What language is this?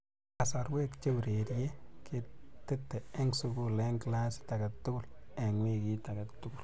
Kalenjin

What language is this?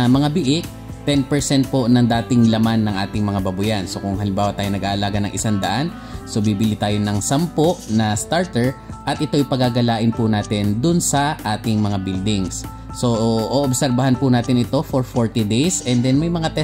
Filipino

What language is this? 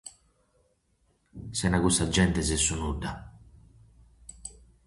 Sardinian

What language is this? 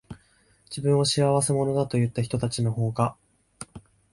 Japanese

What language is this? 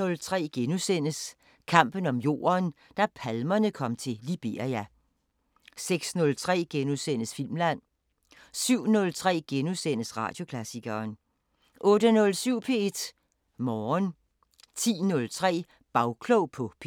Danish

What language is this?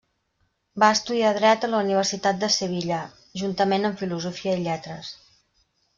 Catalan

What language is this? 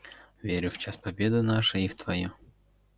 Russian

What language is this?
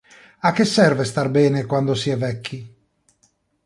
Italian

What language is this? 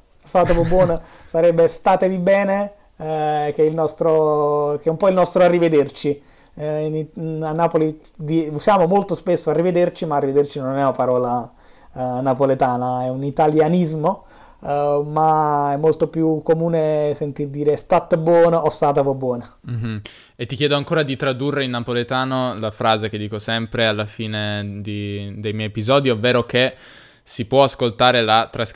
Italian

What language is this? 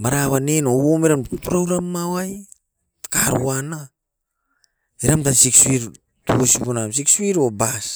Askopan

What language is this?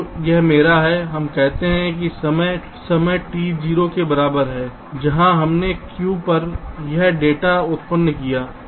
Hindi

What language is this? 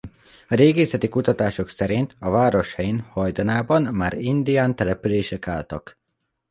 Hungarian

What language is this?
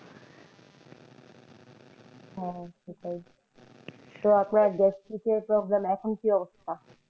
Bangla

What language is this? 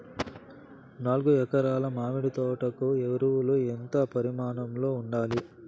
Telugu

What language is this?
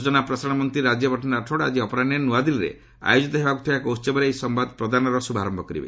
Odia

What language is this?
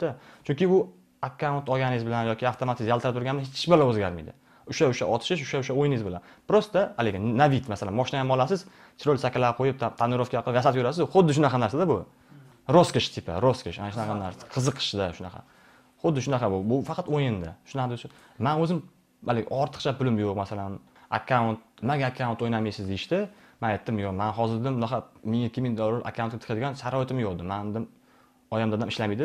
Turkish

